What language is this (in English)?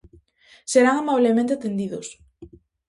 Galician